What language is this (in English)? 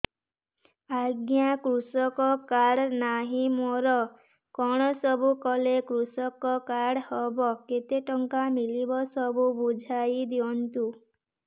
Odia